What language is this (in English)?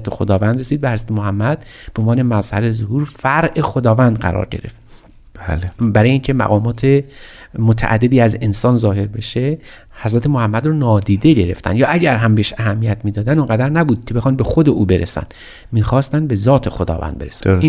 Persian